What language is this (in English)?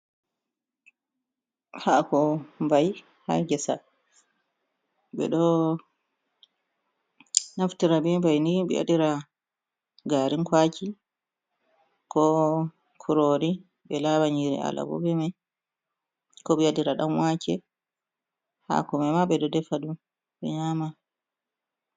Fula